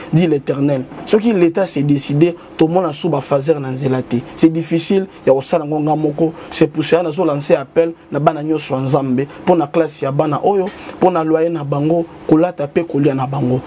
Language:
French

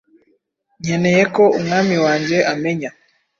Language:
Kinyarwanda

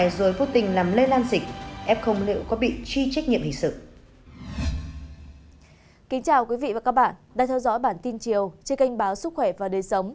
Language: Vietnamese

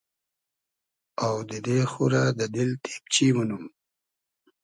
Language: Hazaragi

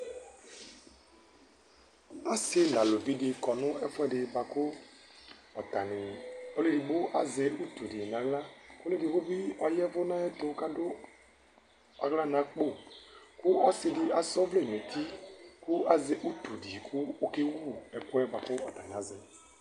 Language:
Ikposo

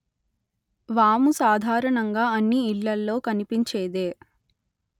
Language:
Telugu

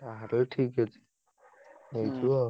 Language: Odia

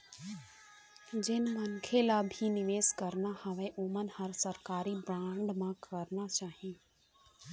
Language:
Chhattisgarhi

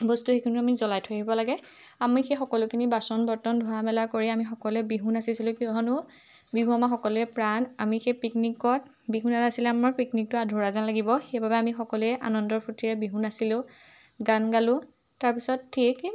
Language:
Assamese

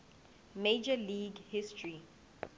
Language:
Zulu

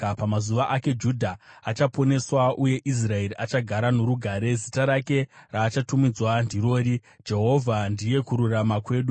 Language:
Shona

